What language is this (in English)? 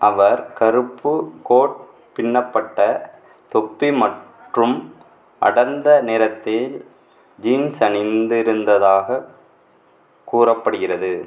Tamil